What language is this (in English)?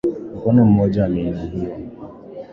Swahili